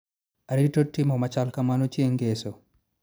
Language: Luo (Kenya and Tanzania)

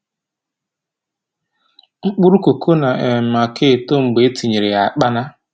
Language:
Igbo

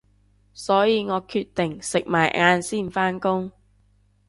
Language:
Cantonese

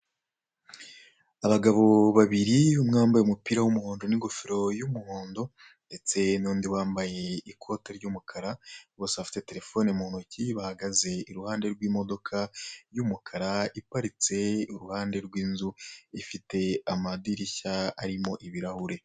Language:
Kinyarwanda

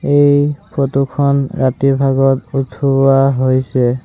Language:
Assamese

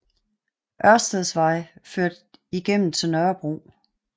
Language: Danish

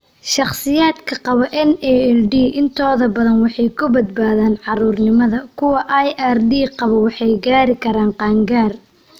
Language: Somali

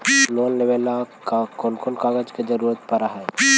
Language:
Magahi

